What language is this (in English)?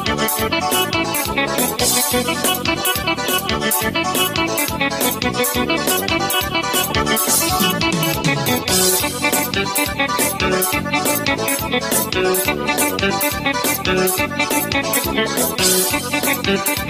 Portuguese